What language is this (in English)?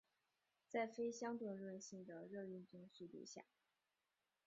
Chinese